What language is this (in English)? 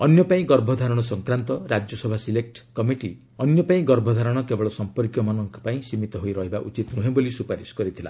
Odia